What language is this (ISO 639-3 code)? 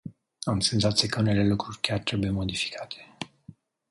ron